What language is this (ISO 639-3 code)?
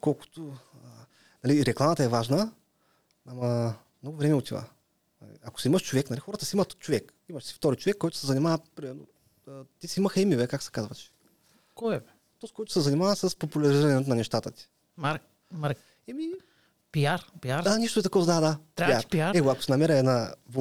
bul